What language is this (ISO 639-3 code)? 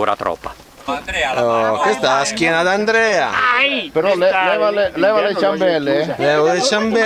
ita